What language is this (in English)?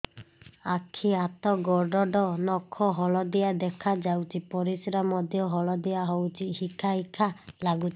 Odia